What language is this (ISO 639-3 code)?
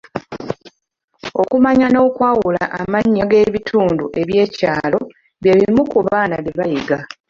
lug